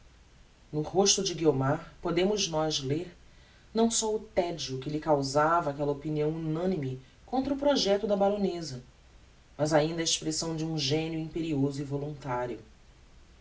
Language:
Portuguese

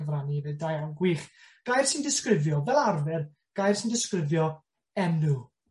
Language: Welsh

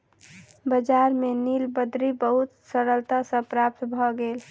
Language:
Maithili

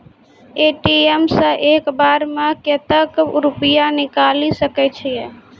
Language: Maithili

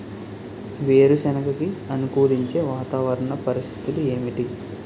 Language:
Telugu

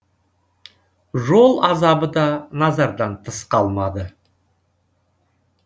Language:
Kazakh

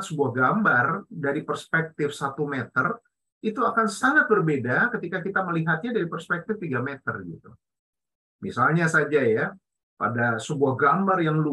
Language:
Indonesian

